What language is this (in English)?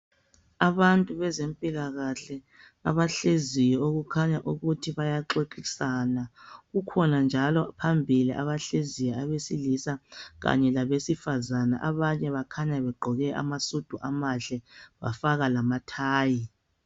North Ndebele